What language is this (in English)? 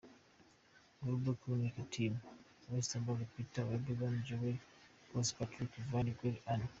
Kinyarwanda